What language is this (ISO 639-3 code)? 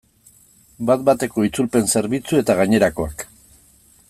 eus